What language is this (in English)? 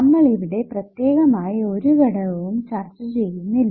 Malayalam